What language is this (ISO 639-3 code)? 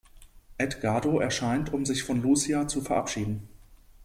deu